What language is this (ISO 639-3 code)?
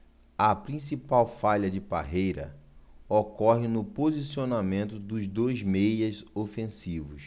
por